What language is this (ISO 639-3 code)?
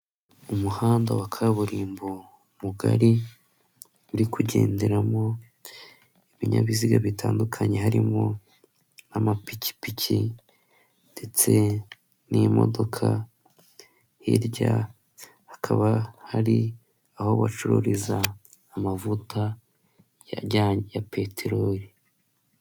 kin